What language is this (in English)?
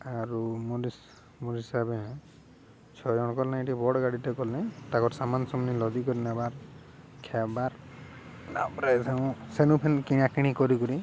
Odia